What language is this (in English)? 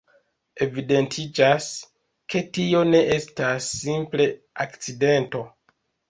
Esperanto